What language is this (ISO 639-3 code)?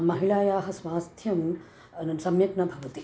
san